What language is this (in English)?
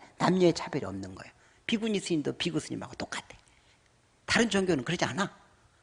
Korean